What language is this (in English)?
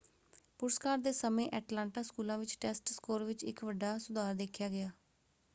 Punjabi